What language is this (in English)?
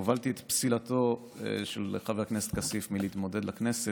Hebrew